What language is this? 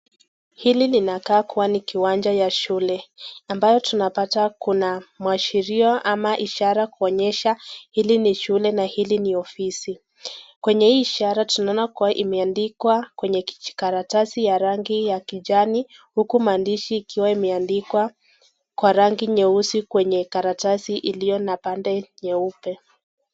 Swahili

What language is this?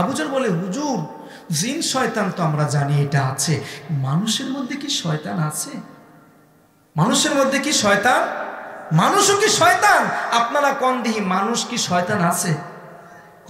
Bangla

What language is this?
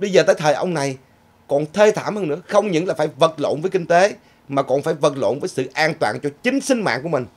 Vietnamese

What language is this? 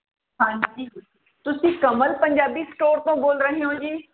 Punjabi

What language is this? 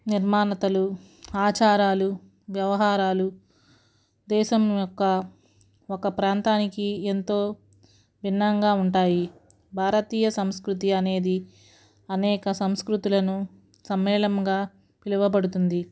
Telugu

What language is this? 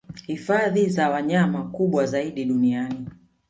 Swahili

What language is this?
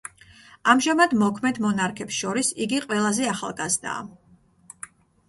Georgian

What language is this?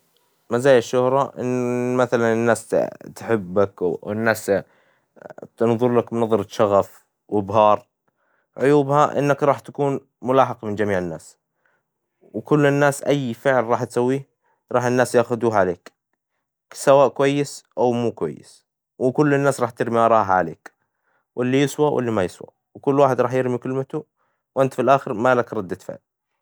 Hijazi Arabic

